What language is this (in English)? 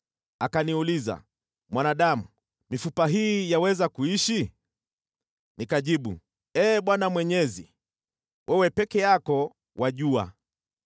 Swahili